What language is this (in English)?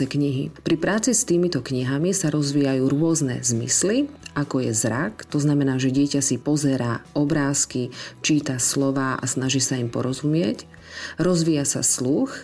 Slovak